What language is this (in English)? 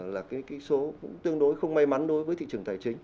Vietnamese